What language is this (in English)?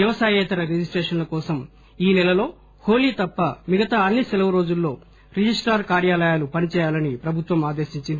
Telugu